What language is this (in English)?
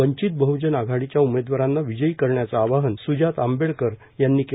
Marathi